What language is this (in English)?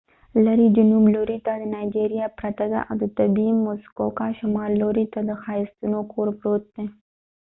Pashto